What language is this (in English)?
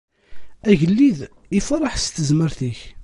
Kabyle